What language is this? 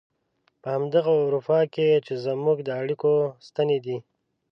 Pashto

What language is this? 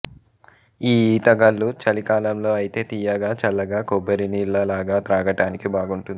Telugu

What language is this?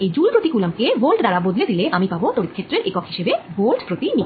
Bangla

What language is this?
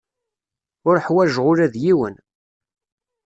Kabyle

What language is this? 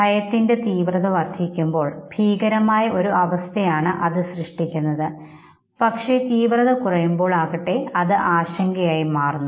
Malayalam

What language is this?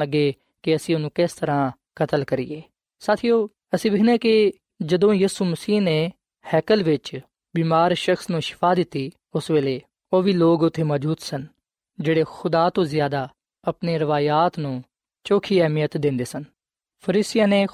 Punjabi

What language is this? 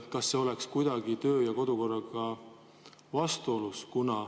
Estonian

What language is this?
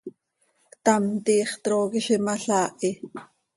Seri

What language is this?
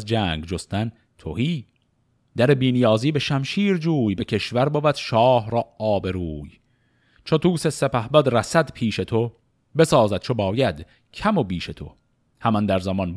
Persian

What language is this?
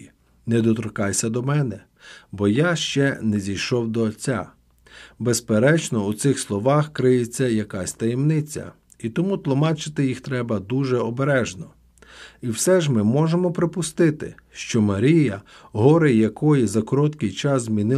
Ukrainian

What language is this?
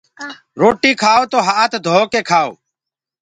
Gurgula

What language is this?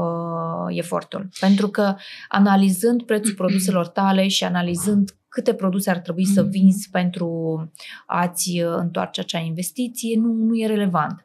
Romanian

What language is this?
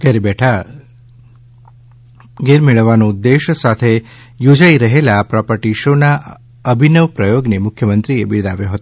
Gujarati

